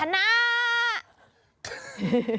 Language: Thai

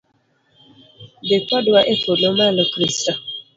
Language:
Luo (Kenya and Tanzania)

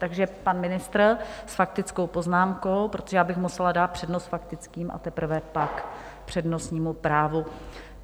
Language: Czech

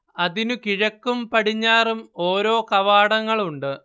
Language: Malayalam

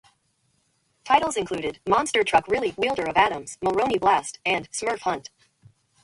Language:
English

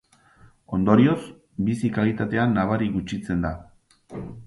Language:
Basque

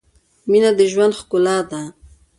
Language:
Pashto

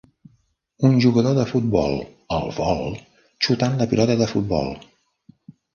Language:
Catalan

